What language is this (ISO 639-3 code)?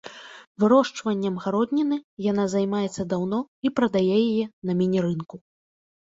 bel